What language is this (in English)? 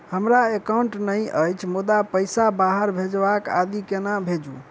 Maithili